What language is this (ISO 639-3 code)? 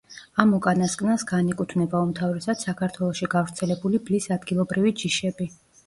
kat